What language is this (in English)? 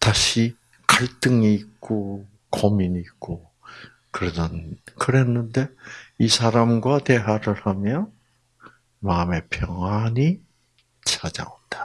Korean